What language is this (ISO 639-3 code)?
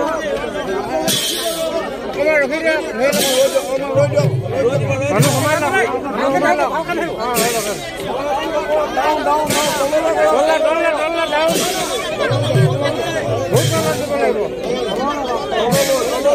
nld